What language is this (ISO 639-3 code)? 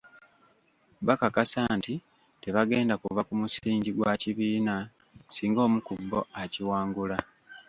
lug